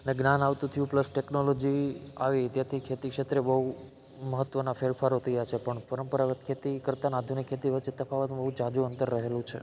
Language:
Gujarati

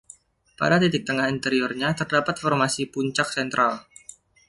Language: Indonesian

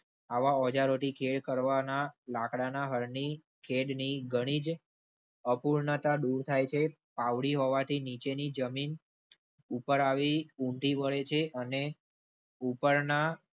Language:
Gujarati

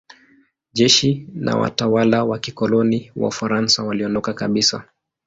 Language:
Swahili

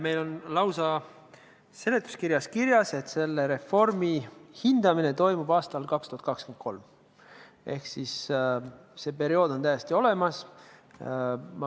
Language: Estonian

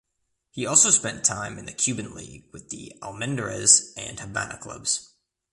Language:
English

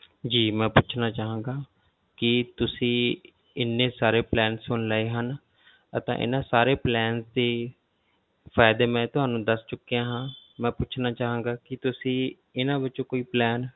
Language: Punjabi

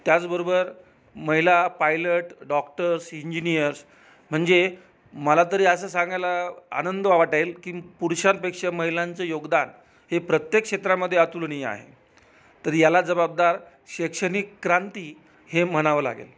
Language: Marathi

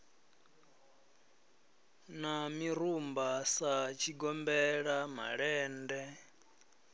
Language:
Venda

